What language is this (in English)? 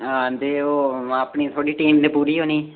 Dogri